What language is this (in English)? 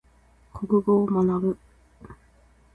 Japanese